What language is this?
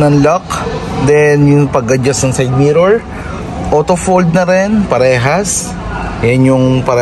Filipino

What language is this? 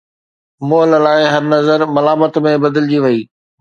Sindhi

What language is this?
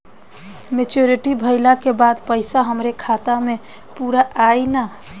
Bhojpuri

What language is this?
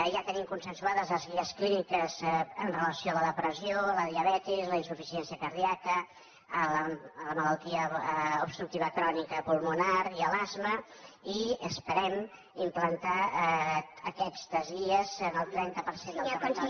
Catalan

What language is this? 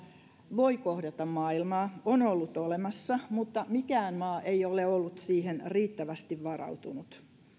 Finnish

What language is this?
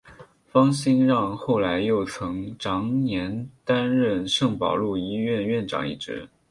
Chinese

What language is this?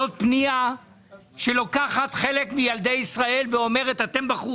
Hebrew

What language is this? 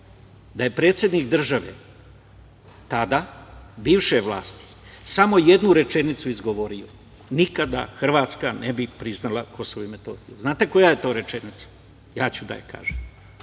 Serbian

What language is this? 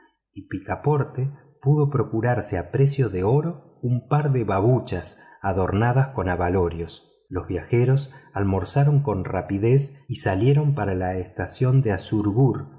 Spanish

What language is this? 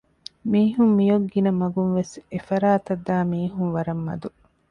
Divehi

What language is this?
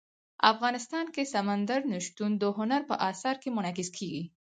Pashto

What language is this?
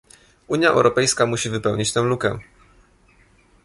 Polish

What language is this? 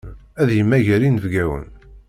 Kabyle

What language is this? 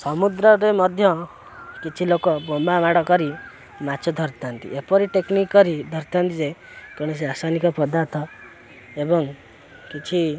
Odia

